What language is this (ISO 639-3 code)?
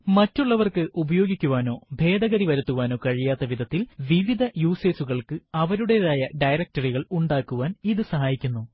mal